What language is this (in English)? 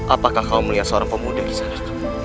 Indonesian